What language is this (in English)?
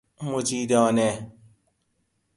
Persian